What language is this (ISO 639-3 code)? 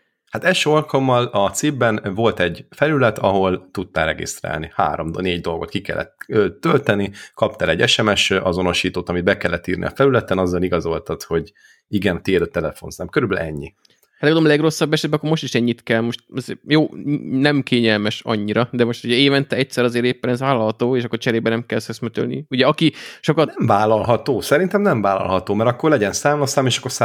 hun